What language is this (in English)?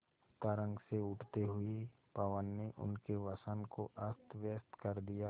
Hindi